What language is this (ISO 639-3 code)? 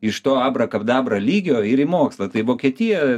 lit